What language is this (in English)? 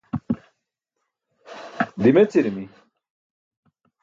Burushaski